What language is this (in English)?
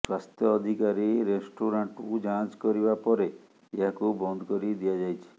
Odia